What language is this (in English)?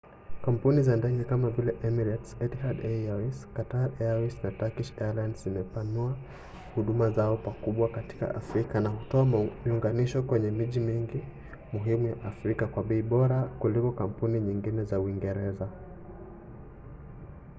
Swahili